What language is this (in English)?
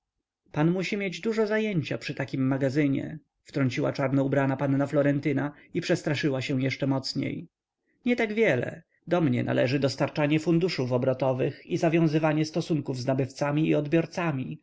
Polish